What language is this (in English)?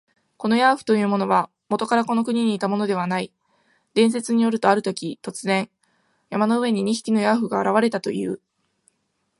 Japanese